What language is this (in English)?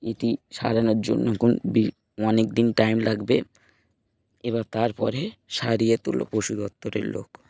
Bangla